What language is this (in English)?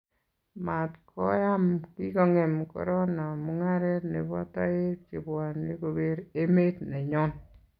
Kalenjin